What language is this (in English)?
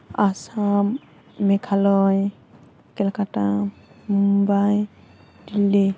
Bodo